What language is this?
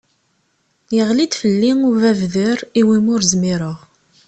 Kabyle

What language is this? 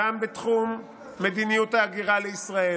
Hebrew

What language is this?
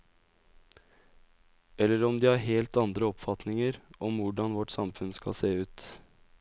Norwegian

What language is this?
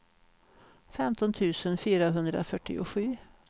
Swedish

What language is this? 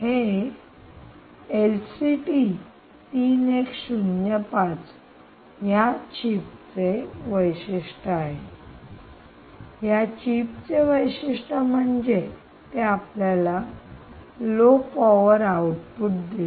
Marathi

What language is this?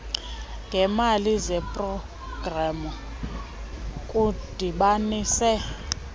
Xhosa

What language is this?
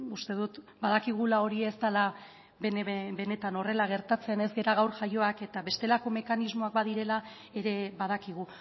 Basque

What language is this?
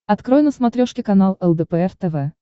Russian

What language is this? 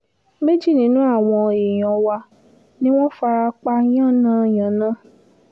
Yoruba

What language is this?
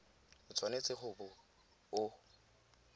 Tswana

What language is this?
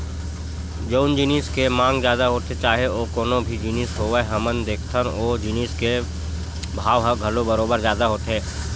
Chhattisgarhi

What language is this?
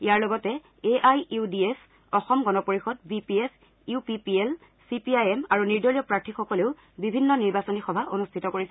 Assamese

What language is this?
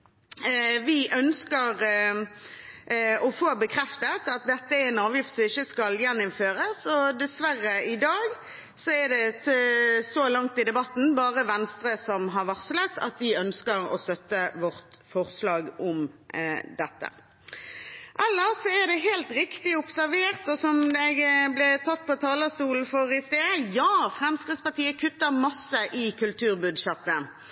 Norwegian Bokmål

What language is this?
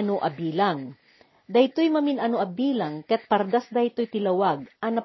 Filipino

